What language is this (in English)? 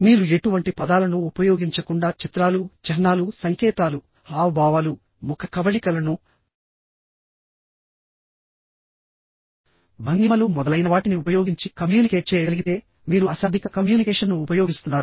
Telugu